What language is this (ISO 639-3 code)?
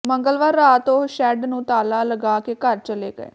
pan